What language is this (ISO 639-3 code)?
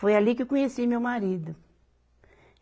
por